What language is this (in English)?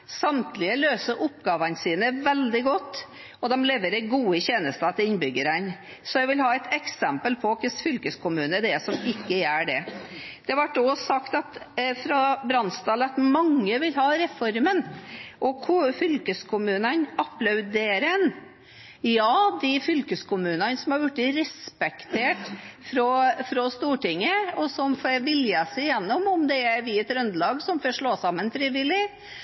Norwegian Bokmål